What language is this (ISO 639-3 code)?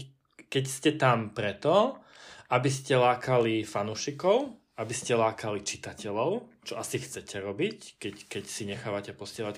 slk